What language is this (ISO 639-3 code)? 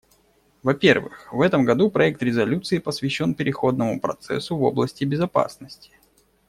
rus